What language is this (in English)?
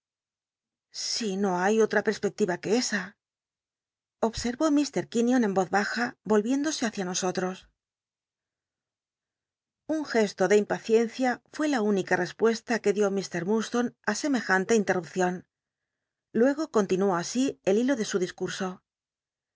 Spanish